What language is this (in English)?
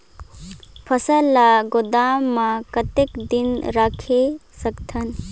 Chhattisgarhi